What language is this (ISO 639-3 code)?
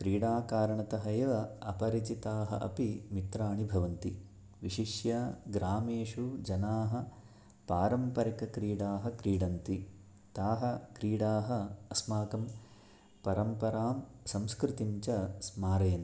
san